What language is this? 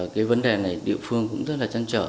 Vietnamese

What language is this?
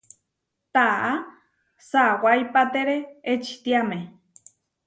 Huarijio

